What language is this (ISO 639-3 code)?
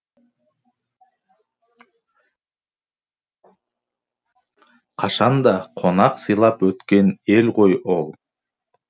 kaz